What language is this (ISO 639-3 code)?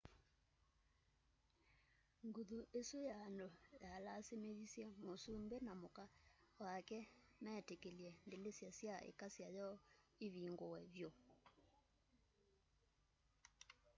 kam